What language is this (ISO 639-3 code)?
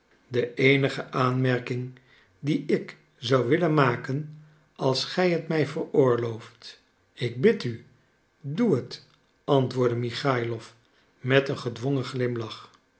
nld